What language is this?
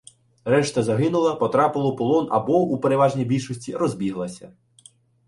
Ukrainian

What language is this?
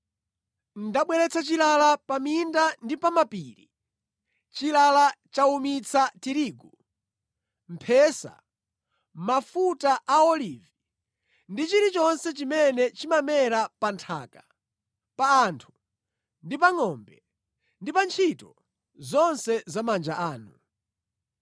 Nyanja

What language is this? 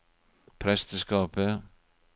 Norwegian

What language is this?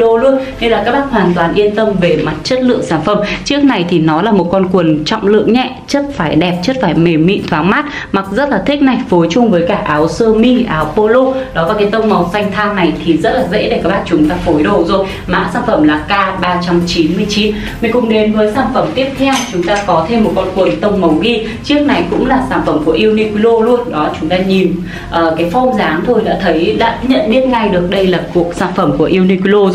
Vietnamese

